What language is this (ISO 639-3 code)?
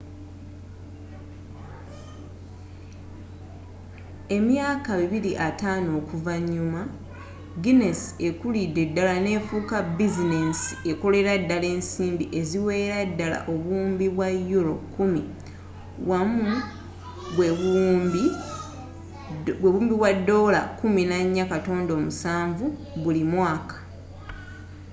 lug